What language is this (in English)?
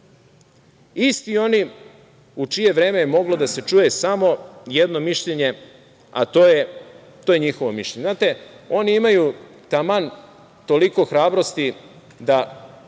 Serbian